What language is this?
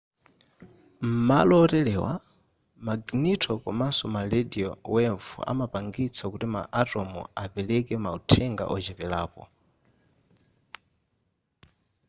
Nyanja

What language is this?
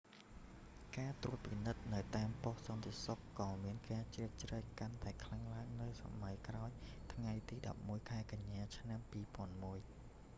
Khmer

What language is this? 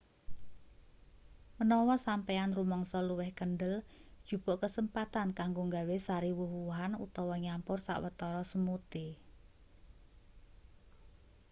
Javanese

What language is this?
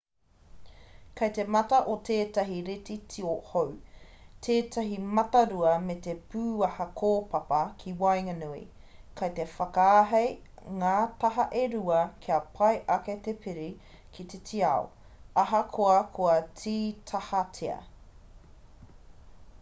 Māori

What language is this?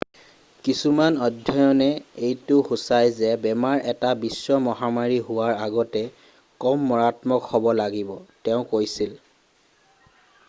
Assamese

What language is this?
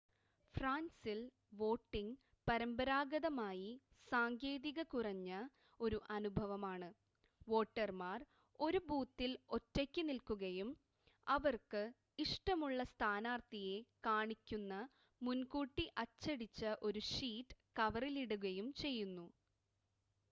Malayalam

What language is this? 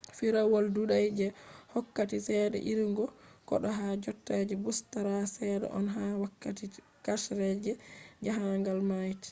Fula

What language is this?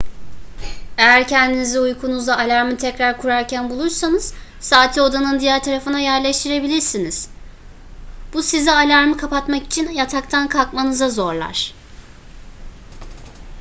Turkish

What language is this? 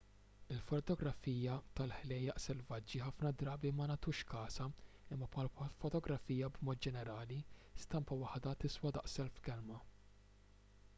Maltese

